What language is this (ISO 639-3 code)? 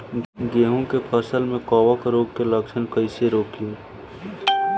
bho